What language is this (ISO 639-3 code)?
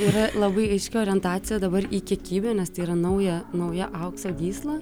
lit